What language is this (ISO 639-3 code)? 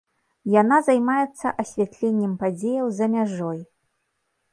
bel